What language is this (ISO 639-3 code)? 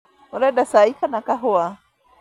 kik